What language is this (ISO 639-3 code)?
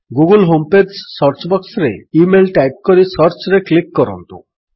ori